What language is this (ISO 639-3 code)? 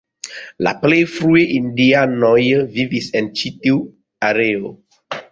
epo